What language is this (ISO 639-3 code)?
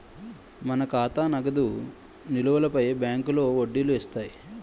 tel